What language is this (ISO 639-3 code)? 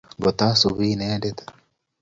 kln